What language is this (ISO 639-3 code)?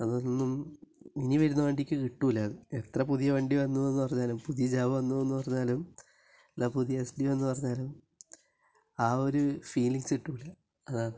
mal